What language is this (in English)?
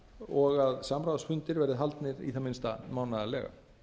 Icelandic